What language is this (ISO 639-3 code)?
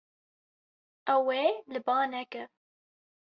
kur